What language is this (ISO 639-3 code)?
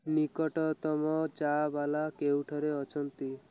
ori